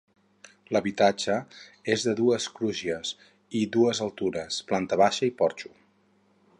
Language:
Catalan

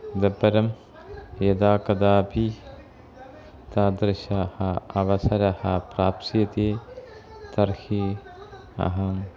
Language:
Sanskrit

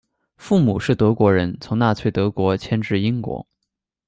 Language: Chinese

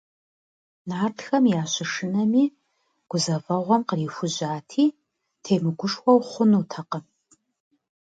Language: Kabardian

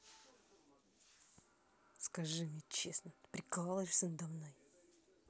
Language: Russian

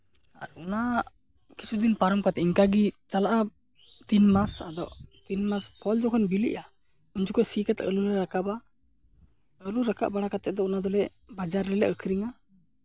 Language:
Santali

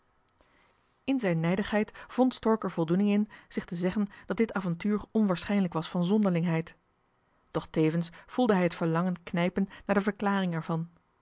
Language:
Dutch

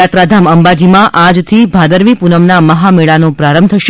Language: Gujarati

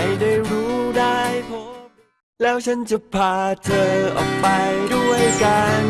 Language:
Thai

